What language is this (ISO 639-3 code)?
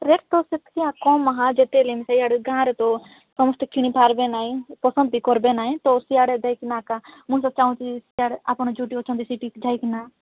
ori